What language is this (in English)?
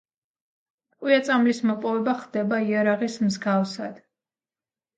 Georgian